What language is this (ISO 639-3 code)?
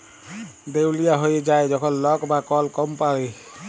ben